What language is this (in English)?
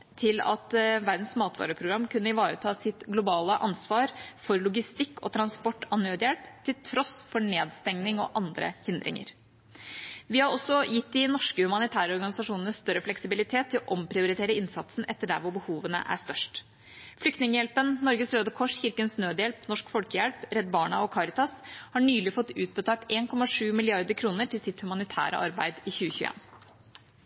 Norwegian Bokmål